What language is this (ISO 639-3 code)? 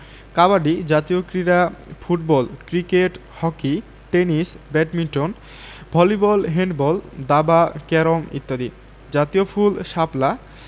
ben